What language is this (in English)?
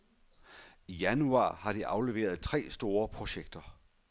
Danish